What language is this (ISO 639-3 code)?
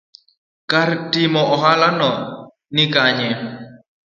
luo